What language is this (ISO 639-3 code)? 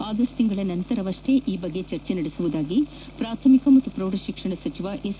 kan